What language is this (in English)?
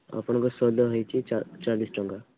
Odia